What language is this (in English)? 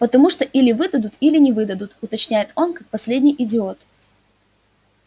Russian